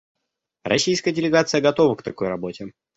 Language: Russian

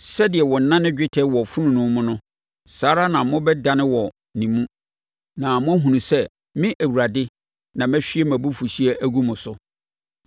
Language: Akan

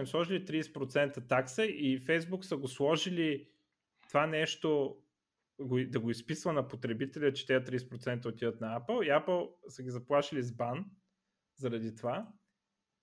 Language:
Bulgarian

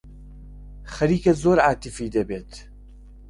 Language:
Central Kurdish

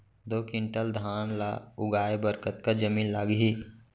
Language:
Chhattisgarhi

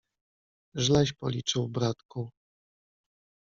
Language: Polish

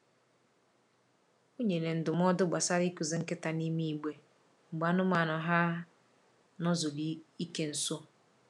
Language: Igbo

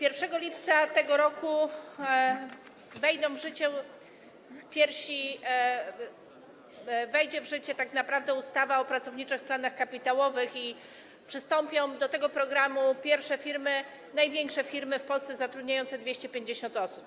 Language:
Polish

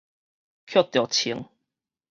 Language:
Min Nan Chinese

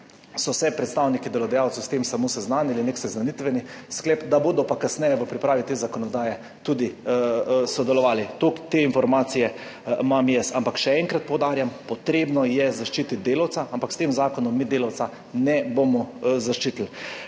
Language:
Slovenian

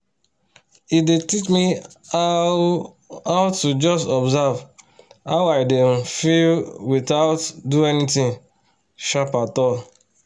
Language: Nigerian Pidgin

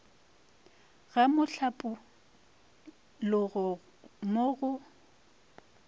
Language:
Northern Sotho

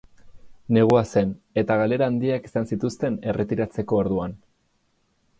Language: Basque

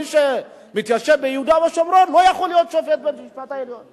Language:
Hebrew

